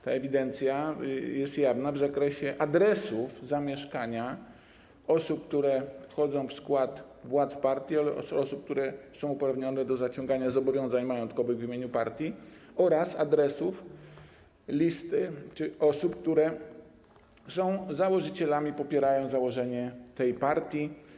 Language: Polish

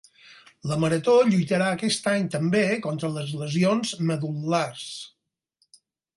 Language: Catalan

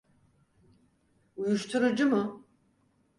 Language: Turkish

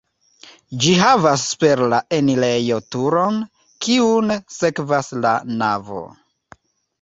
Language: Esperanto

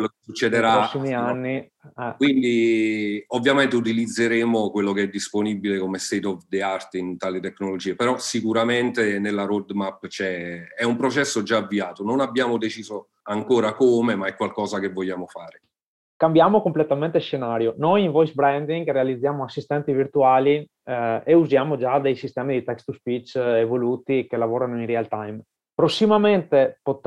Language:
Italian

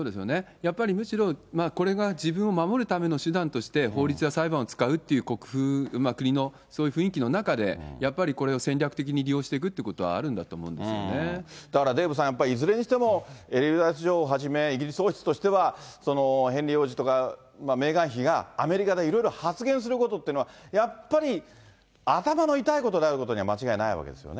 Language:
Japanese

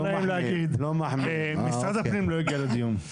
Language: Hebrew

